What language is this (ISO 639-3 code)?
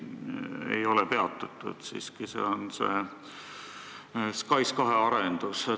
est